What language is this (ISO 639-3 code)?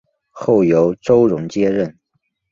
zho